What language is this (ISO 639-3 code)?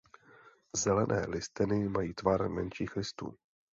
ces